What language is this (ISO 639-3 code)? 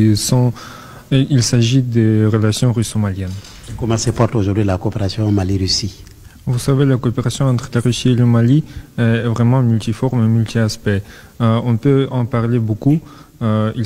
fra